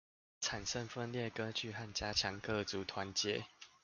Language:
Chinese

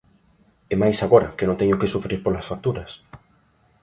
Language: Galician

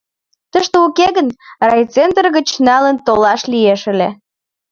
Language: Mari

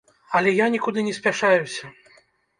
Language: Belarusian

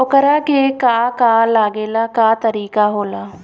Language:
Bhojpuri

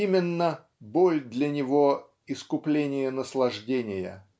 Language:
Russian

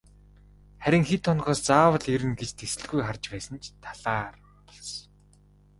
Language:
Mongolian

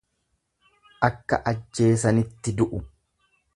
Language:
Oromo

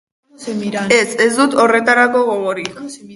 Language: Basque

